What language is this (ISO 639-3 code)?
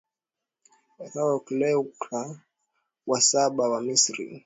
swa